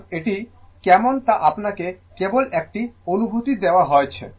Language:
Bangla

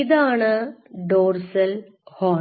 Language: Malayalam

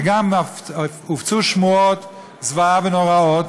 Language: Hebrew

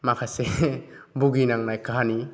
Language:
Bodo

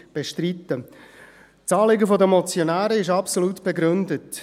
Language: Swiss German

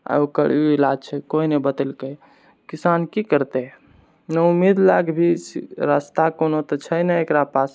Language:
Maithili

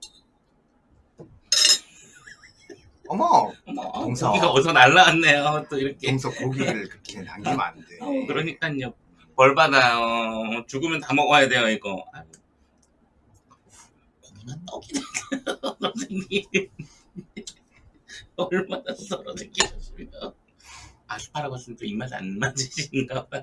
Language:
Korean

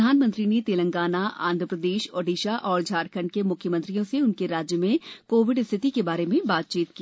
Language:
Hindi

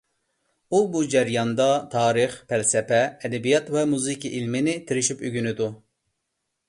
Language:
Uyghur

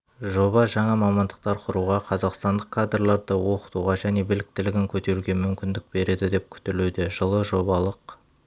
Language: Kazakh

